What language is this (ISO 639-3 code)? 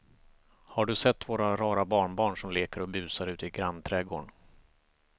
swe